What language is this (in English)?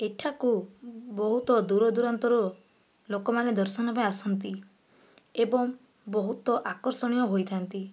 Odia